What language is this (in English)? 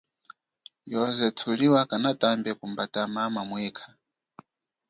Chokwe